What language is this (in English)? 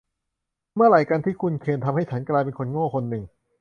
Thai